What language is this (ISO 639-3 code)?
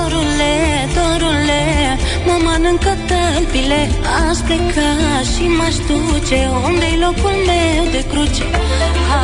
ron